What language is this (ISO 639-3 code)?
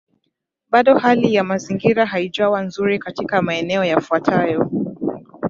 swa